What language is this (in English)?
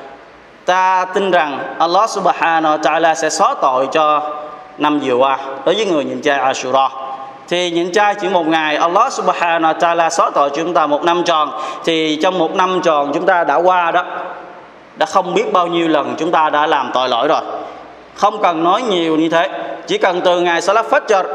Vietnamese